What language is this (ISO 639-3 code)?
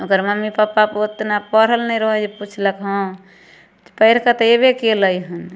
mai